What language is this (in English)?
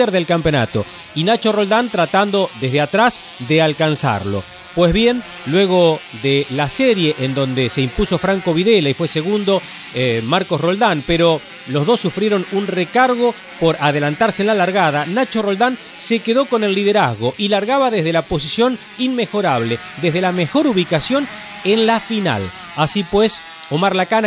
Spanish